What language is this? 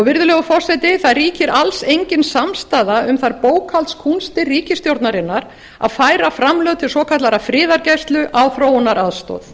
Icelandic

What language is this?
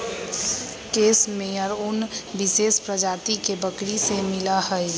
Magahi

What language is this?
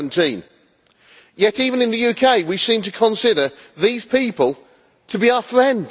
English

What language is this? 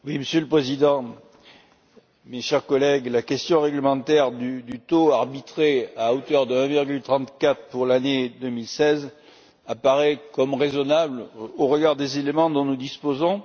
French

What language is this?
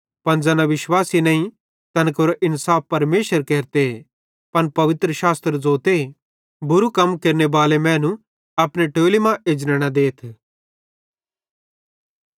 Bhadrawahi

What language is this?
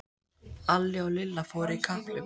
Icelandic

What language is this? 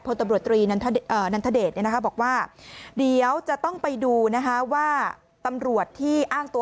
Thai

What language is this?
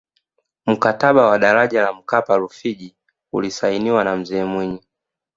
Swahili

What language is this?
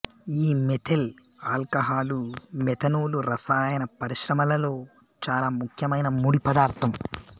Telugu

